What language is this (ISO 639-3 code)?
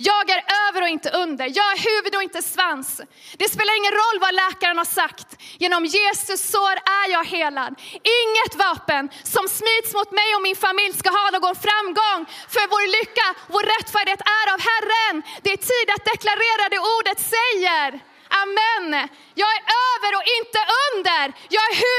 swe